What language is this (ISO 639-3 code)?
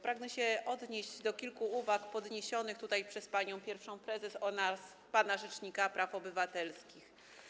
pol